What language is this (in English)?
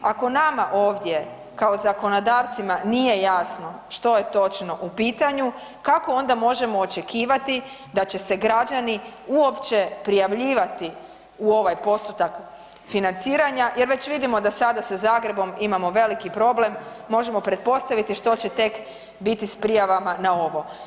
Croatian